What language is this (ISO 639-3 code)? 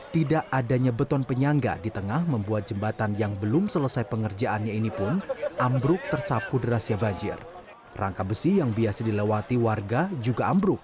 ind